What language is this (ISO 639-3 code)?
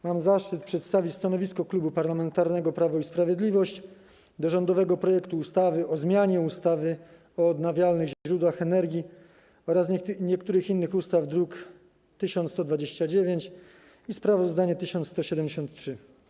pol